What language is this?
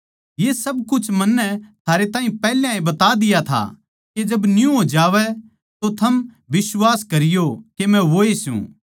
Haryanvi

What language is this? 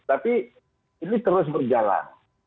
Indonesian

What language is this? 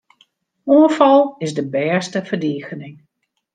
Western Frisian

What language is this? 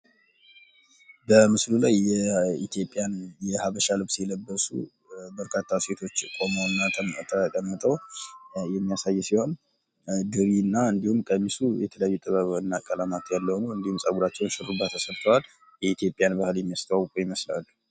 Amharic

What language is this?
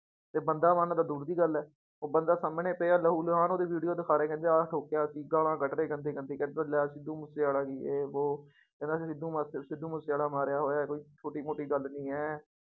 Punjabi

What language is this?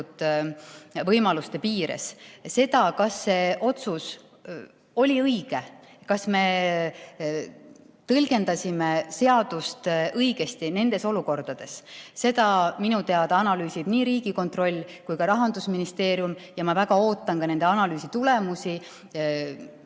Estonian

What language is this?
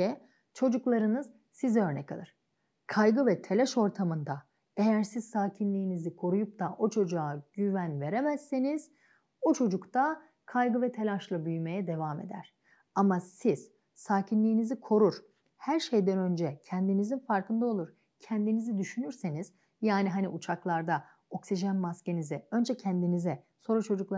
Turkish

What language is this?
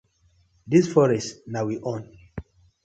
Nigerian Pidgin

